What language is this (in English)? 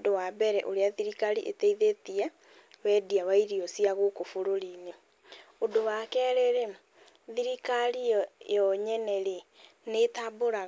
Kikuyu